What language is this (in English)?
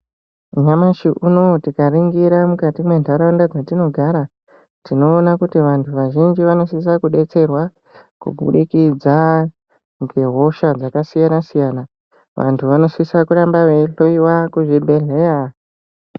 Ndau